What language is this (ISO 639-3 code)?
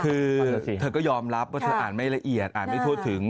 tha